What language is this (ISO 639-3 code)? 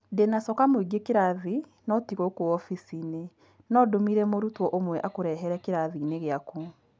kik